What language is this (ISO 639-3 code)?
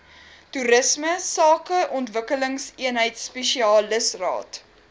afr